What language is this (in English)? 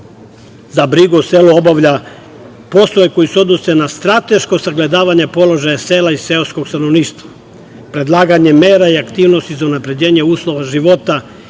Serbian